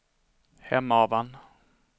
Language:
Swedish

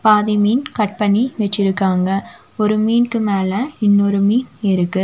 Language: Tamil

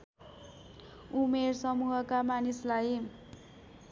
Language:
Nepali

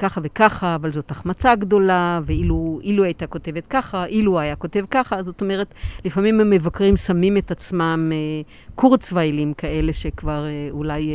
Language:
Hebrew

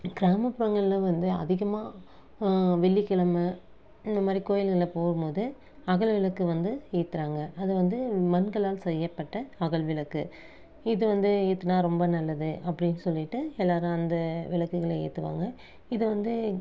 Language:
Tamil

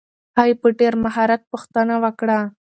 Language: Pashto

